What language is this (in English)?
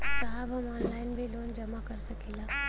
Bhojpuri